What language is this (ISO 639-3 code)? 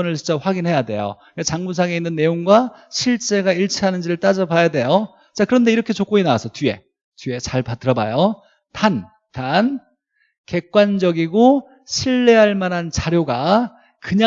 kor